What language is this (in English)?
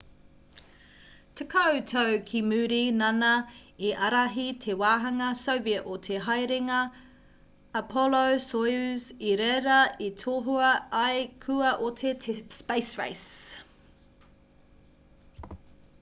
Māori